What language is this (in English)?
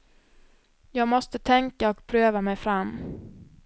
Swedish